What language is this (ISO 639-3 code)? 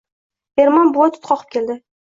uzb